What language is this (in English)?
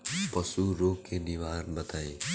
Bhojpuri